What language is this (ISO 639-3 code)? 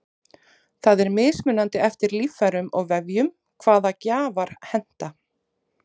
isl